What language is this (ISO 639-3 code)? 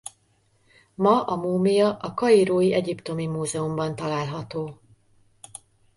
hun